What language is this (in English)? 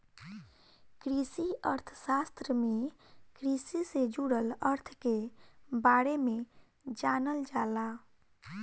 Bhojpuri